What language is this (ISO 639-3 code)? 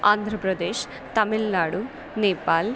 san